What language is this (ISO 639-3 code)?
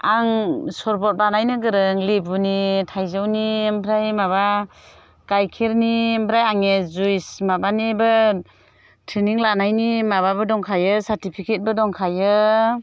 brx